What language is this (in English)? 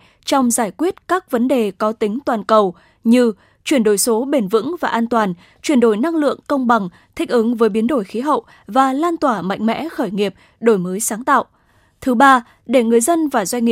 Vietnamese